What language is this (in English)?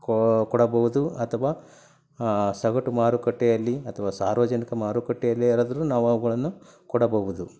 Kannada